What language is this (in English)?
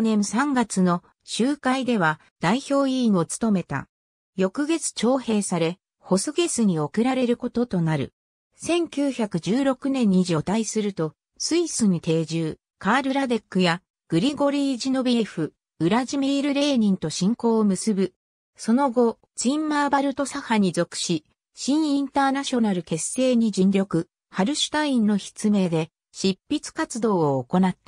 Japanese